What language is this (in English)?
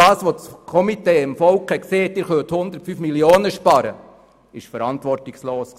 Swiss German